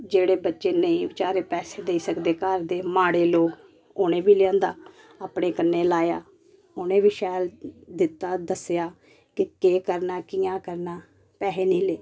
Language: Dogri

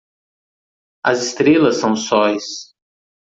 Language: Portuguese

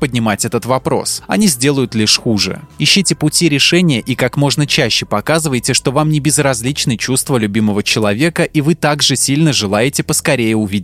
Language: Russian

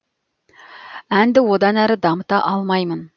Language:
Kazakh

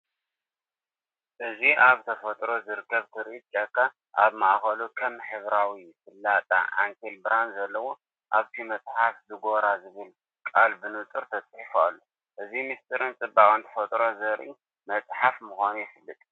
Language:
Tigrinya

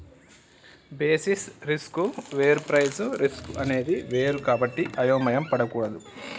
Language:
Telugu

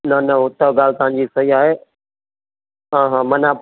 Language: Sindhi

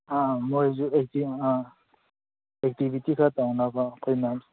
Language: Manipuri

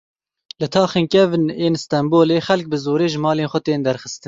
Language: Kurdish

